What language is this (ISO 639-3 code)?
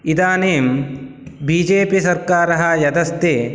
san